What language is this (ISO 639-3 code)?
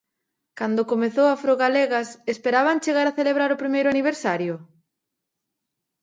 glg